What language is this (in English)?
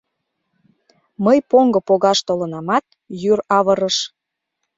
Mari